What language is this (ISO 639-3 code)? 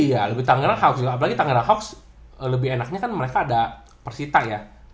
ind